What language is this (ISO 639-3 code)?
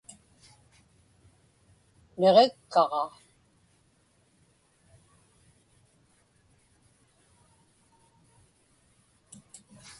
ipk